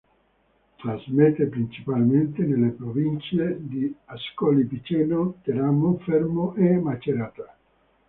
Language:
Italian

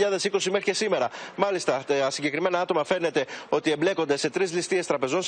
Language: Greek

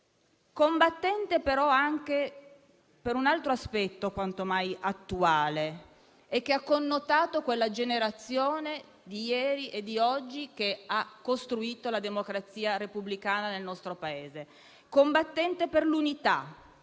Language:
Italian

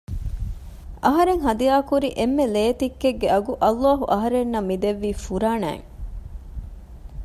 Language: Divehi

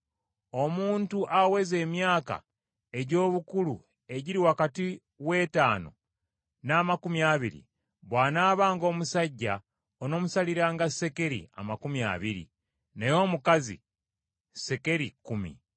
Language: Ganda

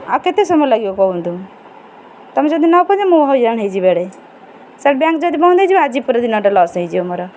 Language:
Odia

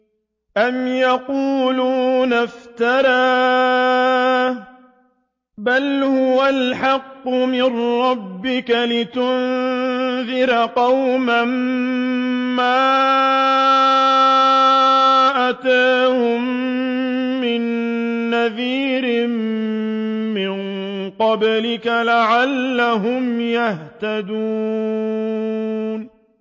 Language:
Arabic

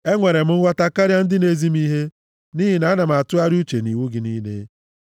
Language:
Igbo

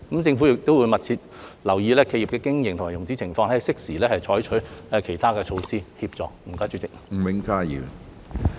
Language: Cantonese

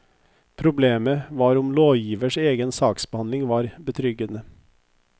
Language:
Norwegian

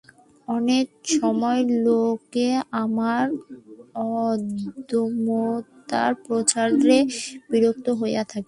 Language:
Bangla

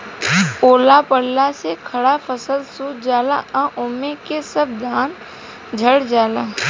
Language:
Bhojpuri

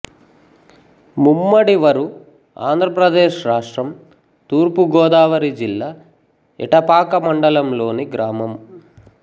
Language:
Telugu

